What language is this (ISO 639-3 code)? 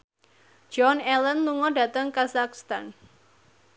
jav